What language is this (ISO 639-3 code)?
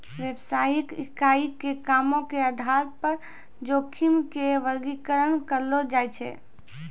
mai